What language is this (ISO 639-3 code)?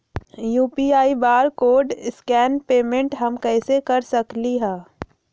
mag